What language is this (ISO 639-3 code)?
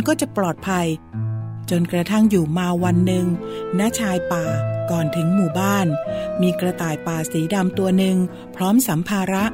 tha